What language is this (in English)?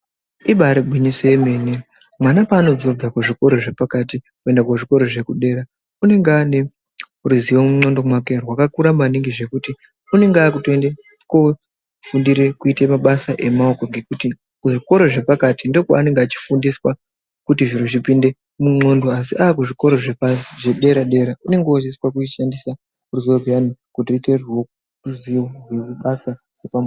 Ndau